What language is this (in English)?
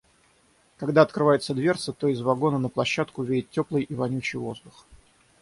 Russian